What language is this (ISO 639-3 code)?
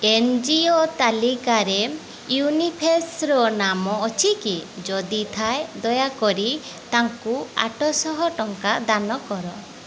ori